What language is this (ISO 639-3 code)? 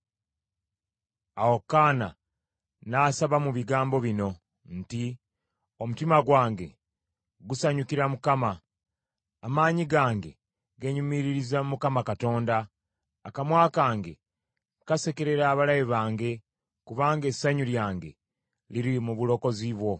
lug